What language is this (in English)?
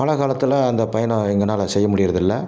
Tamil